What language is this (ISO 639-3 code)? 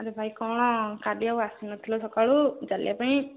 ori